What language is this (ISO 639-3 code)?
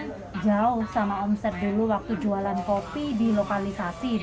ind